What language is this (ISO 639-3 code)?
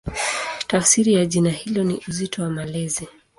swa